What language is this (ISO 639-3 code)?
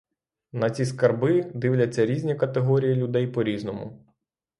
ukr